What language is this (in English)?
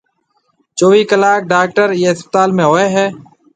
Marwari (Pakistan)